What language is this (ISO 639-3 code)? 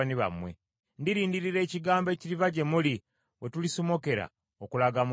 lug